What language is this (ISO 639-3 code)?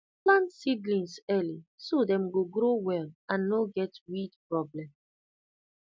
pcm